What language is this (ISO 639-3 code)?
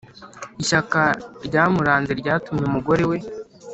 kin